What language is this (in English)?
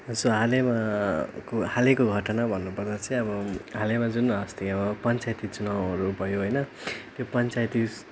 Nepali